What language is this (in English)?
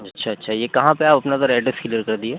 Urdu